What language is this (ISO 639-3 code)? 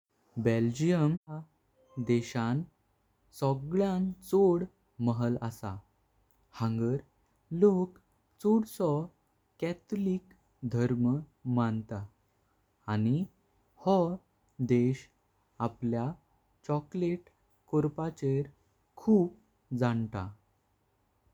kok